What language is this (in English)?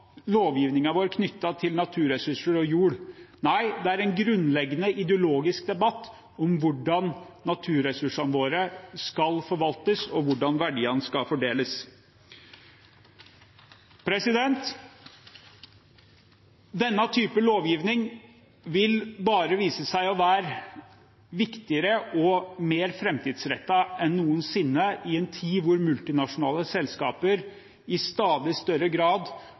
Norwegian Bokmål